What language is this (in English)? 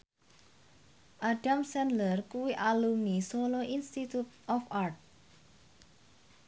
Javanese